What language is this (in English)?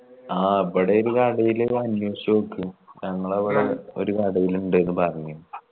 Malayalam